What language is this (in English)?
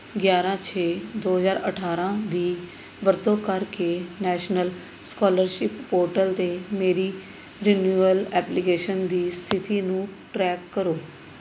Punjabi